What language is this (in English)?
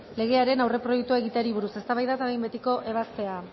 Basque